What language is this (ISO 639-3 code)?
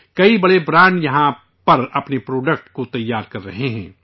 urd